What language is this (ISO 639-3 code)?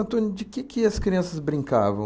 por